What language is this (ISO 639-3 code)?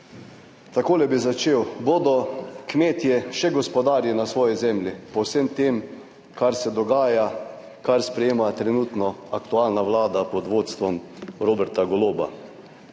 slv